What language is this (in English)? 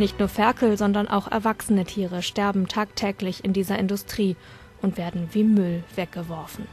German